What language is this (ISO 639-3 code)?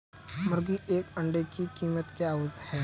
hin